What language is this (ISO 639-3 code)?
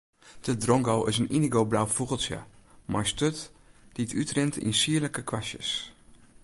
fry